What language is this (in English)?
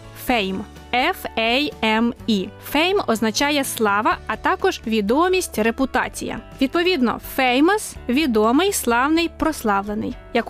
Ukrainian